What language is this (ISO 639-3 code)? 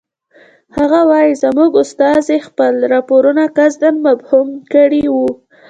pus